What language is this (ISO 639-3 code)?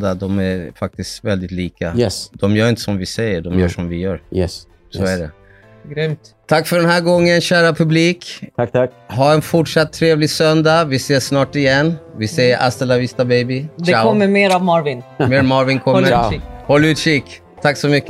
swe